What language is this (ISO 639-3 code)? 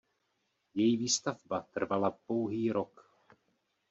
ces